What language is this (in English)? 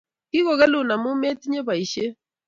Kalenjin